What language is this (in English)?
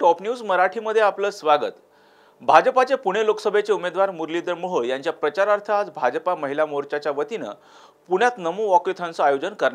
Hindi